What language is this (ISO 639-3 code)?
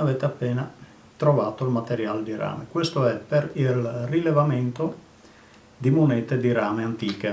ita